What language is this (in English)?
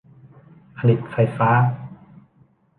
Thai